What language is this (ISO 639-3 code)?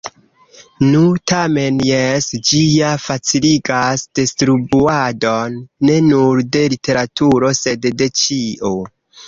epo